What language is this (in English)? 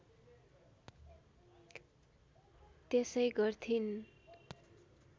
Nepali